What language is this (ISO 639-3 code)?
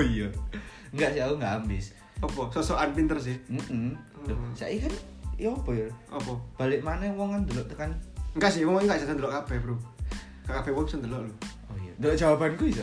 ind